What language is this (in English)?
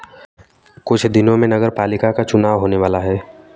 Hindi